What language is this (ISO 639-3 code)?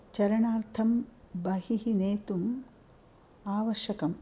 san